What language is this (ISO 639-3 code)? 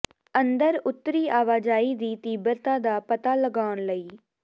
pan